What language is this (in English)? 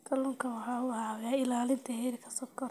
Somali